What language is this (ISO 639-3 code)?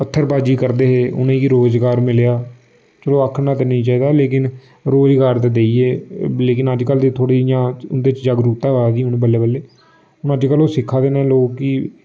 doi